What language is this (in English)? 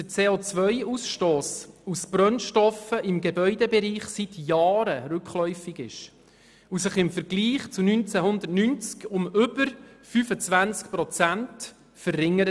Swiss German